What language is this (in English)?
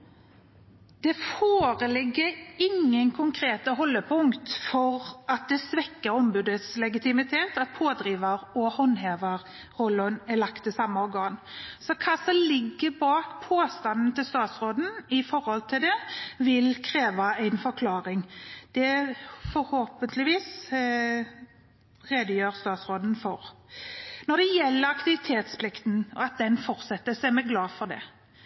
Norwegian Bokmål